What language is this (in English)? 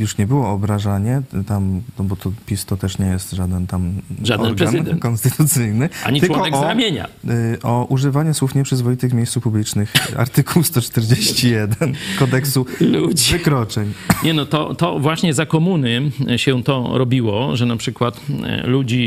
Polish